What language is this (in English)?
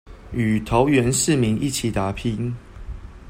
Chinese